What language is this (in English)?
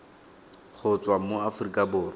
Tswana